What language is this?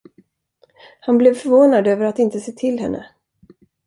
Swedish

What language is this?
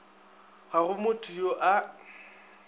Northern Sotho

